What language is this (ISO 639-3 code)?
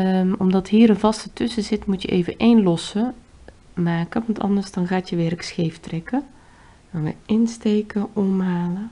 nld